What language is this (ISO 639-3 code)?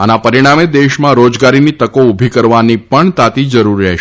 guj